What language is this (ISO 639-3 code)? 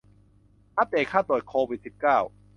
tha